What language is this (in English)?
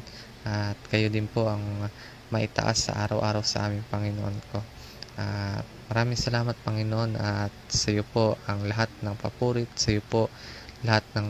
Filipino